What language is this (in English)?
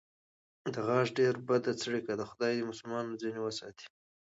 Pashto